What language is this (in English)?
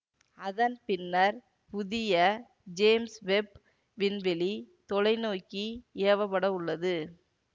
Tamil